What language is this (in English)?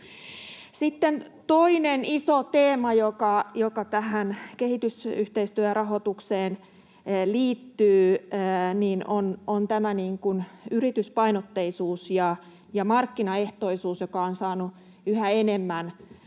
Finnish